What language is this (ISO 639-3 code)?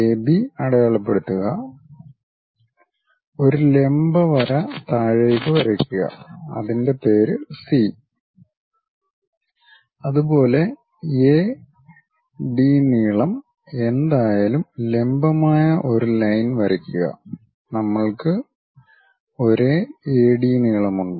mal